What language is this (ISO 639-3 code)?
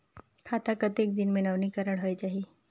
hne